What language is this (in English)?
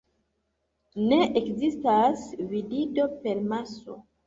Esperanto